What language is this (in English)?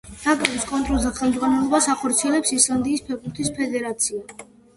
Georgian